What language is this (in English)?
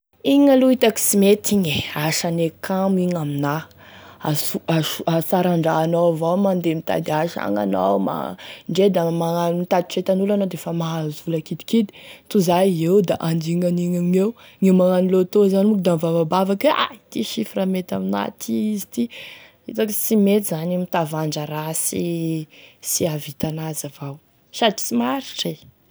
Tesaka Malagasy